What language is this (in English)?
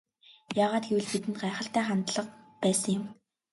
Mongolian